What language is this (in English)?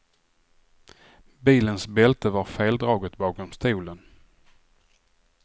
Swedish